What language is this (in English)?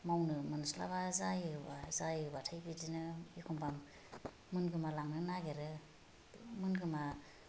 Bodo